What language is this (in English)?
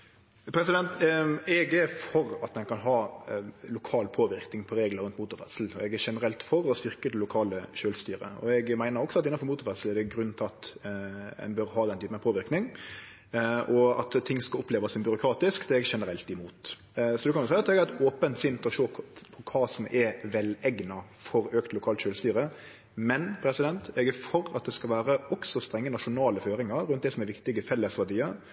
Norwegian